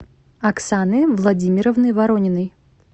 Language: Russian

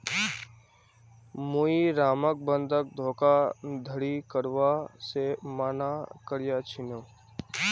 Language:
Magahi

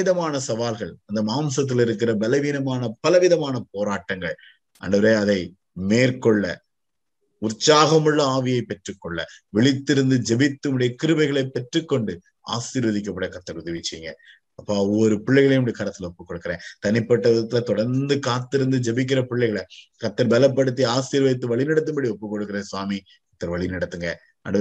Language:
Tamil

